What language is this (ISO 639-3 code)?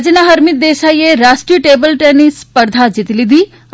guj